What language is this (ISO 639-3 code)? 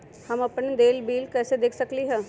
mag